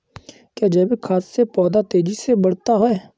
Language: Hindi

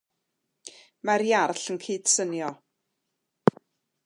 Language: Welsh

